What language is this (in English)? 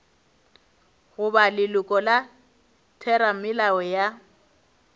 Northern Sotho